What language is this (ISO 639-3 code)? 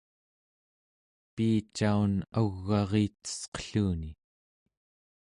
esu